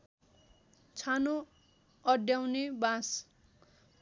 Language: Nepali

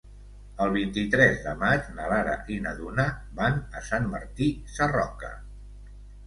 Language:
Catalan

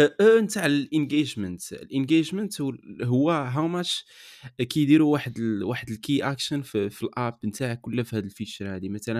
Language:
Arabic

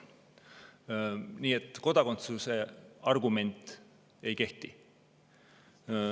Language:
Estonian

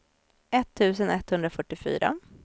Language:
Swedish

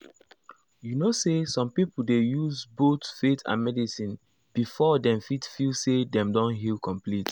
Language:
Nigerian Pidgin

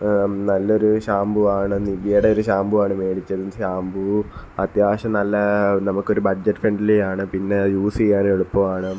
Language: Malayalam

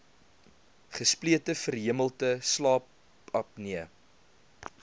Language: Afrikaans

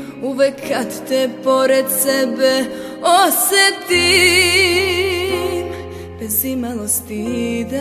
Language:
Czech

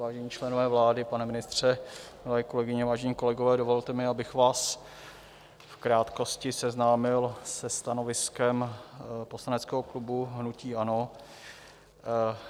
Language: Czech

